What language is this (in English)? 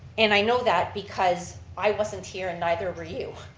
English